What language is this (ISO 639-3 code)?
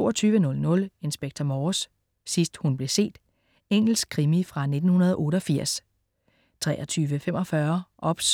dan